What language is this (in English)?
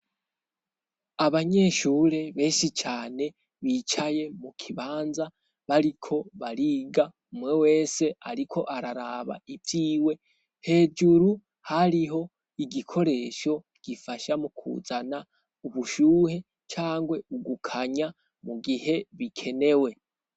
Rundi